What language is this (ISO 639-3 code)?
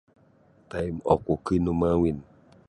bsy